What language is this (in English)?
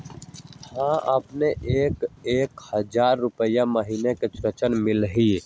Magahi